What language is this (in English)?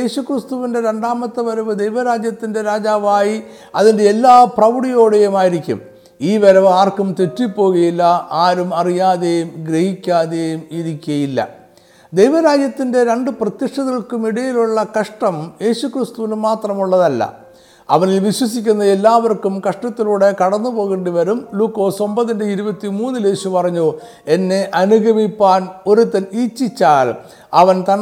Malayalam